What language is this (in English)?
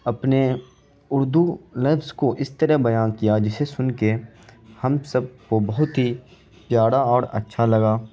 Urdu